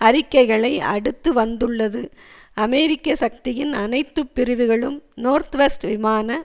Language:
Tamil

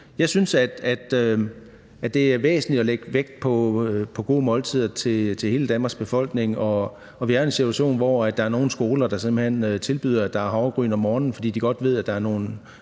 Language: Danish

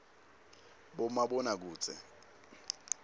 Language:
Swati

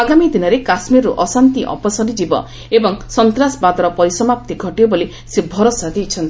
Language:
Odia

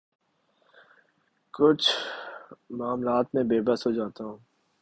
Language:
Urdu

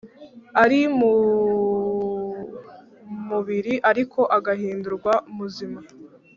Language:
Kinyarwanda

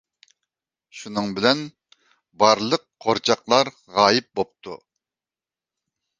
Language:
Uyghur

